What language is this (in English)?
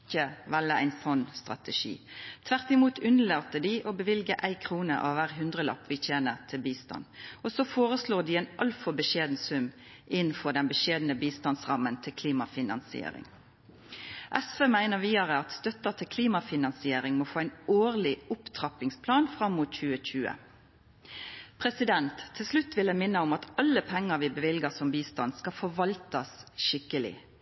Norwegian Nynorsk